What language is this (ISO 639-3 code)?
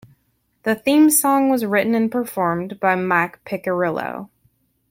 eng